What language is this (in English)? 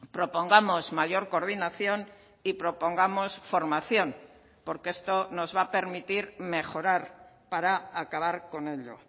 Spanish